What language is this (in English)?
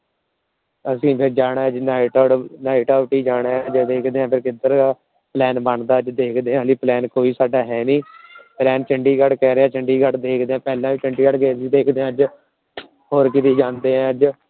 Punjabi